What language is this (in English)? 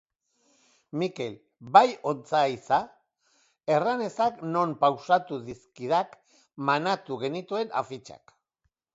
Basque